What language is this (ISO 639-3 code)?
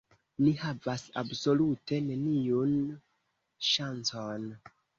epo